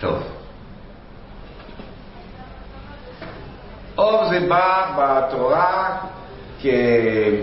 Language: Hebrew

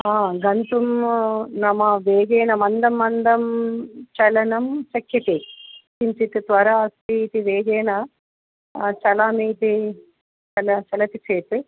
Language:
Sanskrit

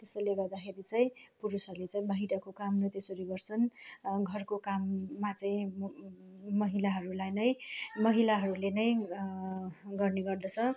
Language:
Nepali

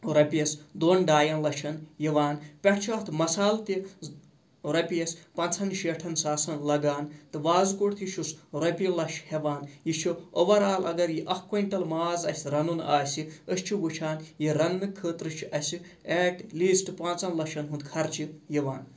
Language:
Kashmiri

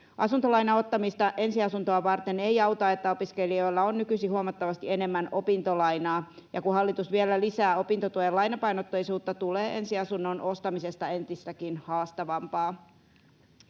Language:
Finnish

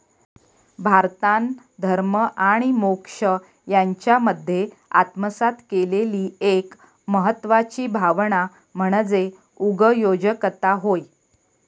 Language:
Marathi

